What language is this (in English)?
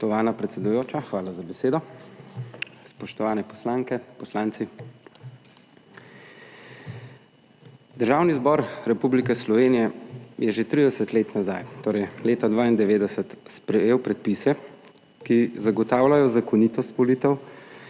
Slovenian